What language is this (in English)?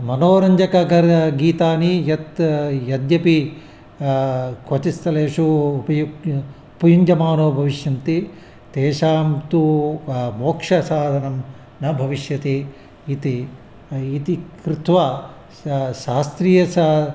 Sanskrit